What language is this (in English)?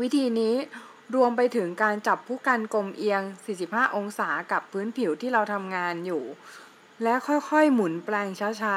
Thai